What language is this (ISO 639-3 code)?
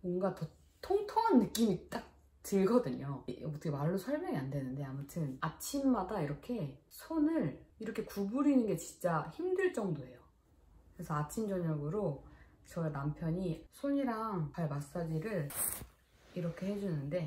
kor